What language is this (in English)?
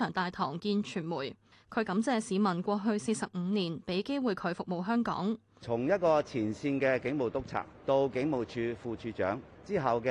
Chinese